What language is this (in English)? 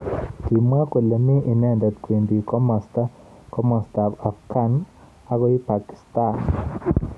Kalenjin